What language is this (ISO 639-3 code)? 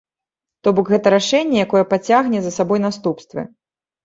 bel